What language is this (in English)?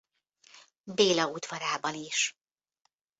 Hungarian